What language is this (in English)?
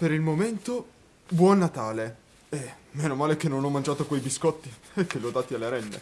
Italian